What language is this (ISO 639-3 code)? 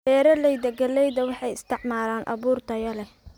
som